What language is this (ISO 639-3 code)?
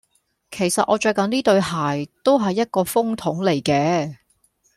yue